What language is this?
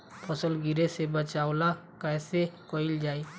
Bhojpuri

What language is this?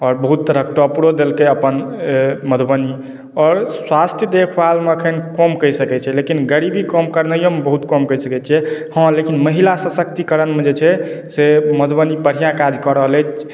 Maithili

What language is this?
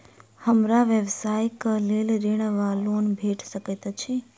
Maithili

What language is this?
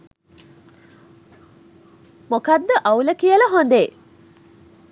Sinhala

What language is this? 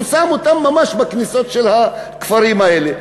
Hebrew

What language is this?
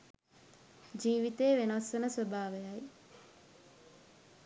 Sinhala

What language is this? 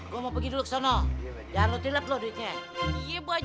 Indonesian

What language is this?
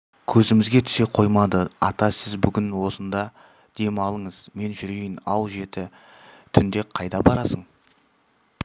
Kazakh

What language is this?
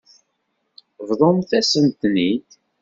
Kabyle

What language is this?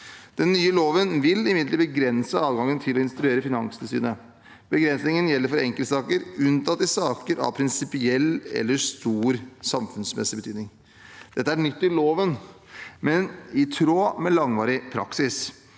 Norwegian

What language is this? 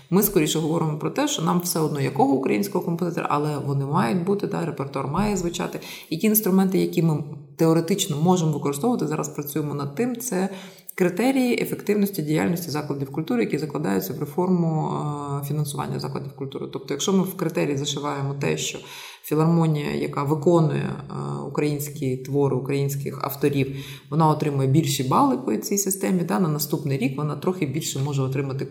Ukrainian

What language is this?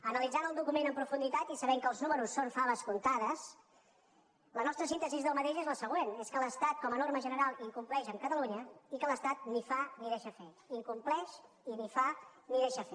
Catalan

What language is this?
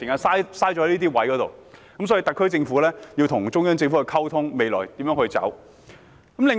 Cantonese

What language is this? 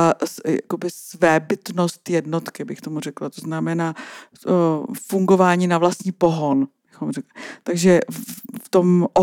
Czech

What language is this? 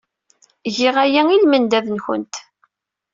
Kabyle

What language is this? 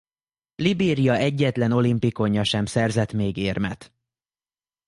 Hungarian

